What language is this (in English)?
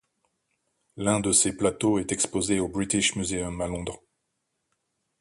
French